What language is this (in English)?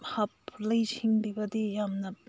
Manipuri